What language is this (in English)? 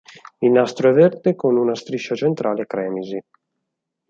Italian